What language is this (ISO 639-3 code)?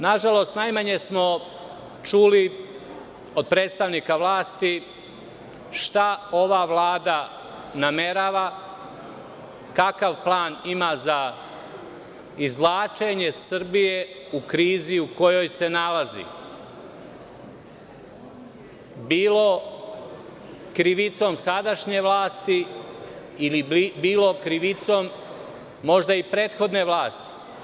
srp